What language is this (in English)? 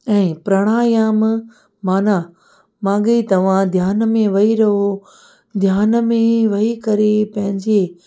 Sindhi